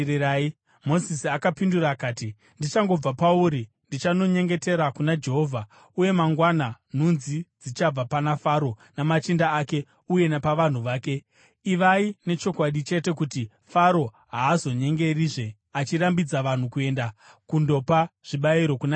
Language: Shona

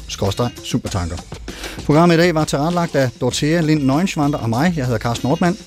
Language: Danish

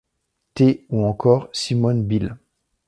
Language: French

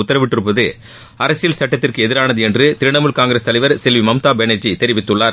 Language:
Tamil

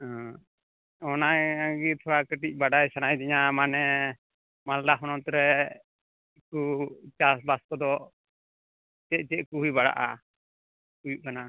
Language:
Santali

